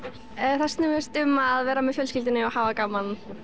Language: Icelandic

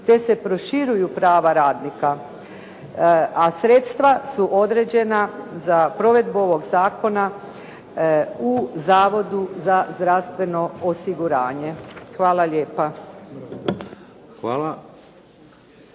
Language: Croatian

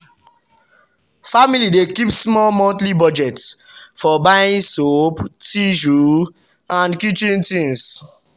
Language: Nigerian Pidgin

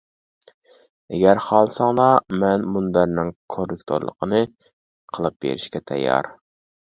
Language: Uyghur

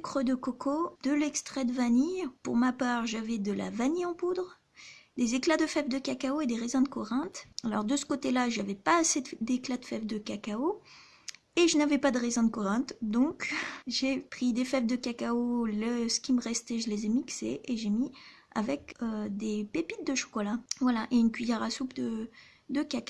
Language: French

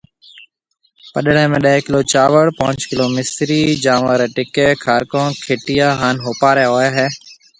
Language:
Marwari (Pakistan)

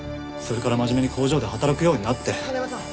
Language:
Japanese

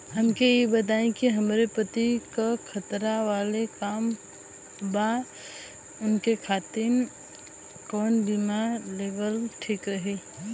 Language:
Bhojpuri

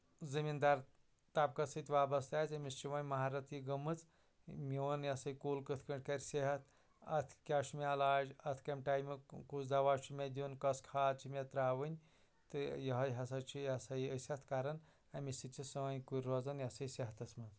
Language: Kashmiri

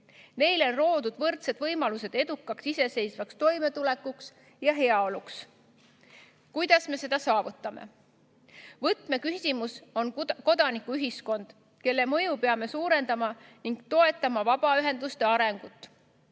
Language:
Estonian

